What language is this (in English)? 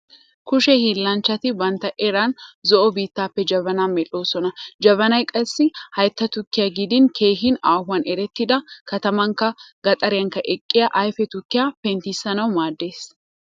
Wolaytta